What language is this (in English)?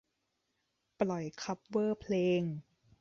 Thai